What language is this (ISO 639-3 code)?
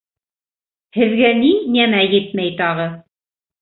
bak